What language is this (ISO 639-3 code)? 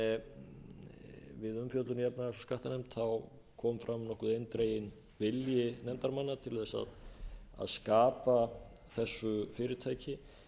isl